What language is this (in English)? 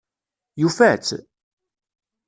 Kabyle